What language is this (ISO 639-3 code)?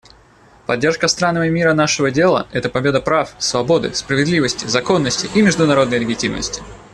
rus